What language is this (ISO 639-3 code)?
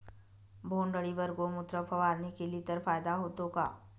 mar